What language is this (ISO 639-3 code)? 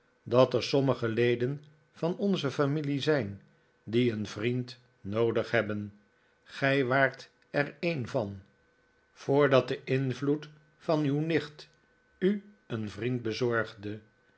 nld